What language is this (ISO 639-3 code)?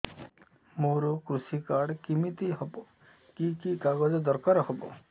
ori